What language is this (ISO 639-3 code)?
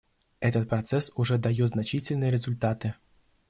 rus